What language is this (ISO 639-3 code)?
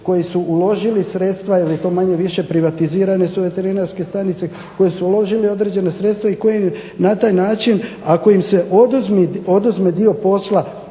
hrv